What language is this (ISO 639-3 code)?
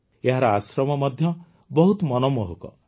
ori